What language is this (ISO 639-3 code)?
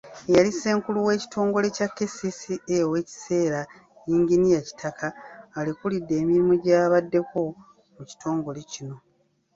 lug